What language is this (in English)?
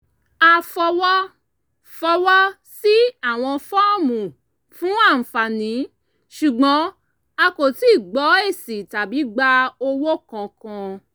Yoruba